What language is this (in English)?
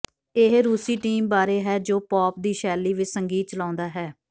Punjabi